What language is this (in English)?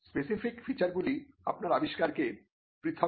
Bangla